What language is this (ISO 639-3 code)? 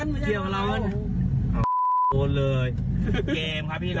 tha